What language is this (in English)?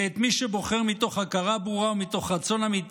Hebrew